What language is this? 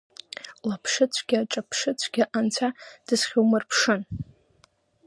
Abkhazian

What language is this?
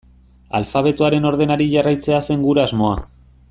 Basque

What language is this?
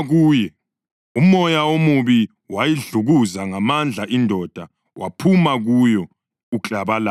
North Ndebele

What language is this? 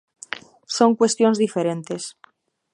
Galician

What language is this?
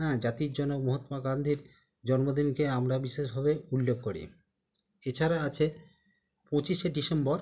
Bangla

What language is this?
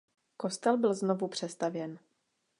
Czech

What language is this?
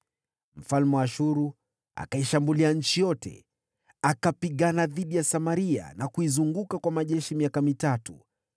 Swahili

